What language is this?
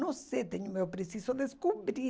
Portuguese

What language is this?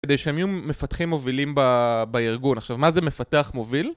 Hebrew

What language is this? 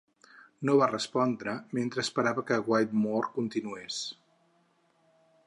Catalan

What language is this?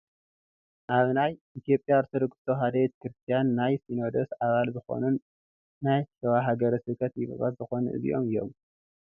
Tigrinya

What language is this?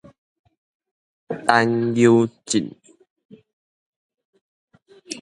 Min Nan Chinese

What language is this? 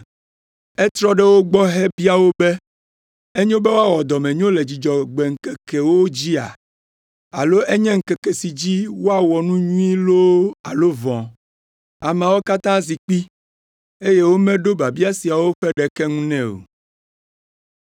Ewe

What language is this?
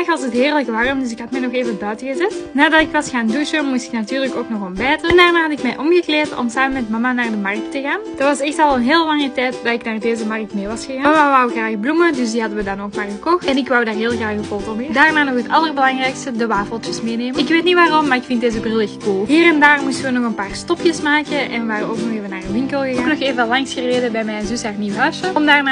Dutch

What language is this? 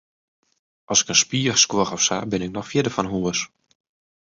Western Frisian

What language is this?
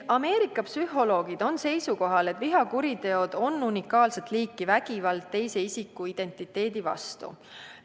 Estonian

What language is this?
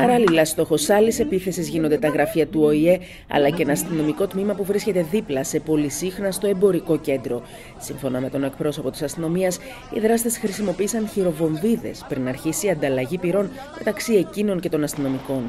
Greek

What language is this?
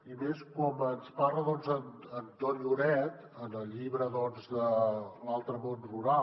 Catalan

